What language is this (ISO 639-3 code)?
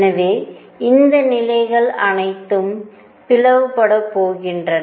tam